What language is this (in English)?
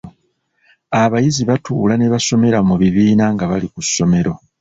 Ganda